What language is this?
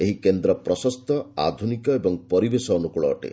Odia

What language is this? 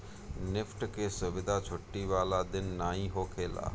Bhojpuri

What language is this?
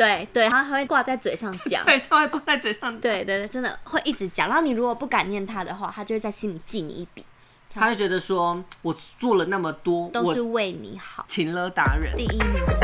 Chinese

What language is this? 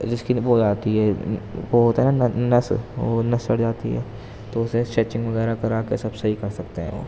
Urdu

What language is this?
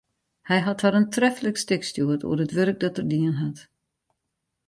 Western Frisian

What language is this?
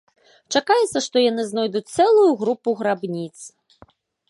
Belarusian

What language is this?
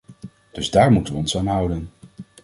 Dutch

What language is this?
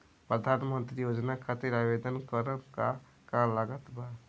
Bhojpuri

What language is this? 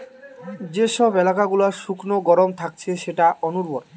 Bangla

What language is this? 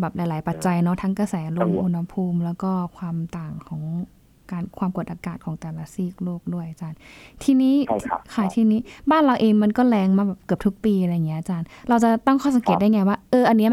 Thai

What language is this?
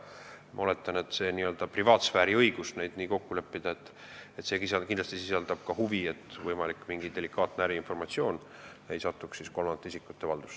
Estonian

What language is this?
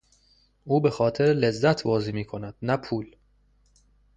Persian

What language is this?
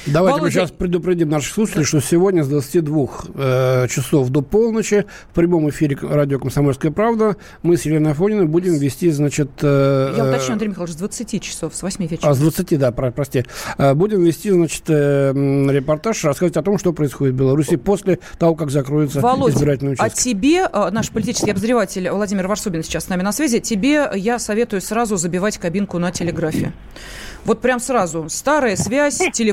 Russian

